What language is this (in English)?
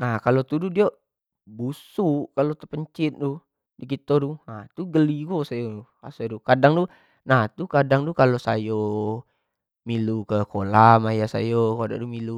Jambi Malay